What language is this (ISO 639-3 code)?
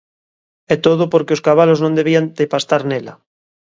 glg